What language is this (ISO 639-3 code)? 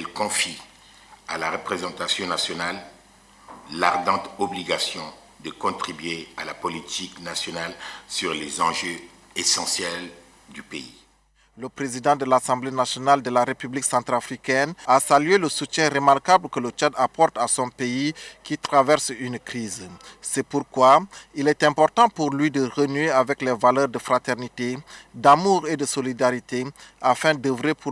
fra